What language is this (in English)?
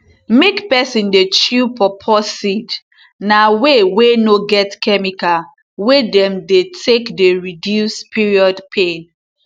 Nigerian Pidgin